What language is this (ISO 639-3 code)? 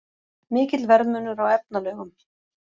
isl